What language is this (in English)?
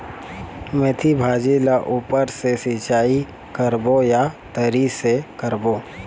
Chhattisgarhi